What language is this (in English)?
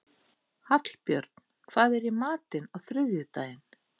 Icelandic